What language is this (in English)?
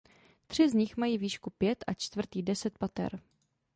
Czech